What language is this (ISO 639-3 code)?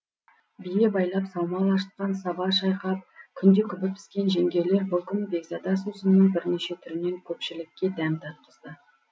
kaz